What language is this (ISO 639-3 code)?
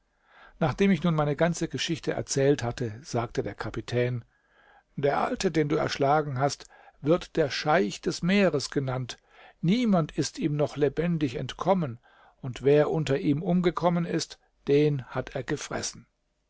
deu